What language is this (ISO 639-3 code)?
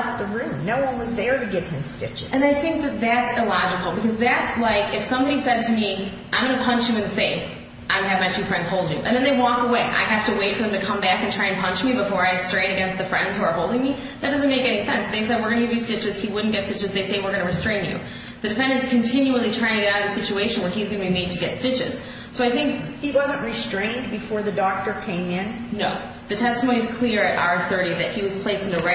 eng